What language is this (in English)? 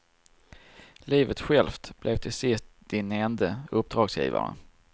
Swedish